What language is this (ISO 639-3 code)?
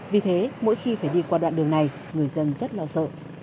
vie